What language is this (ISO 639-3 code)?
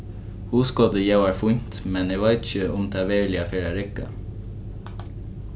fao